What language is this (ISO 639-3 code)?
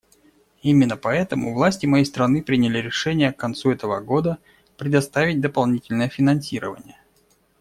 rus